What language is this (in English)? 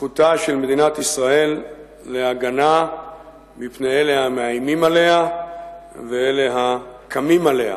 Hebrew